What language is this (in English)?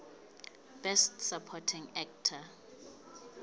Southern Sotho